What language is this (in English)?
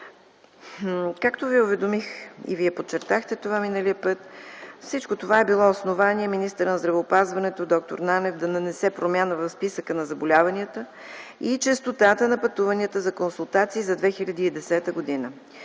Bulgarian